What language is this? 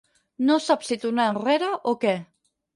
Catalan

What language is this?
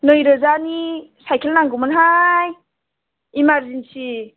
Bodo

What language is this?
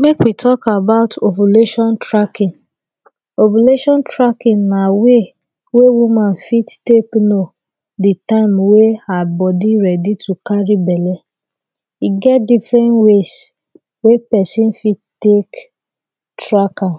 Nigerian Pidgin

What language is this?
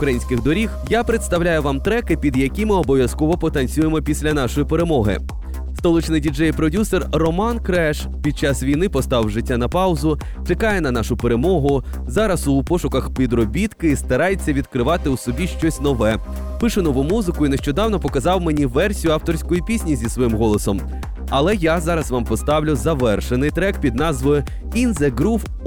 Ukrainian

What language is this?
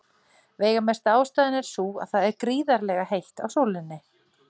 Icelandic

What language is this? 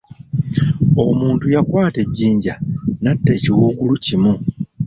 Ganda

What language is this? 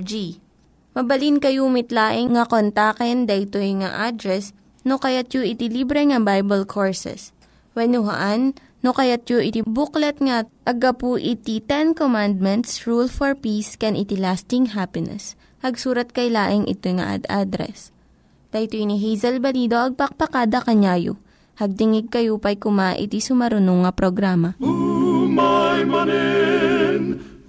Filipino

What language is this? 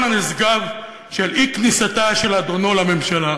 Hebrew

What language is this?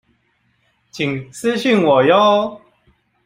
Chinese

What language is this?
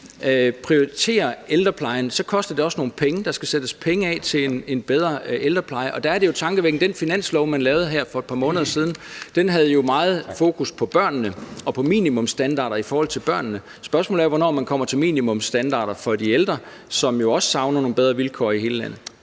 Danish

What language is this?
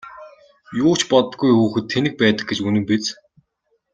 Mongolian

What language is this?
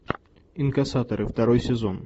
Russian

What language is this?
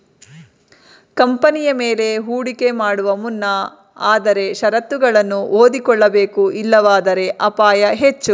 Kannada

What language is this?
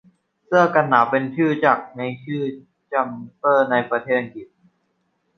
Thai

